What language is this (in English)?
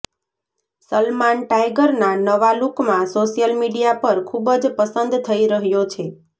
Gujarati